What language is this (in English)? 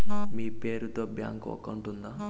Telugu